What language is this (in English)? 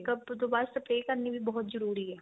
Punjabi